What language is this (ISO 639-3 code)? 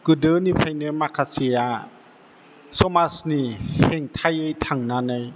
brx